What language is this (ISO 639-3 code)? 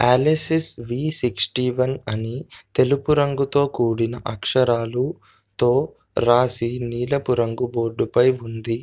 tel